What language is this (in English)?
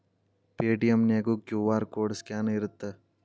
Kannada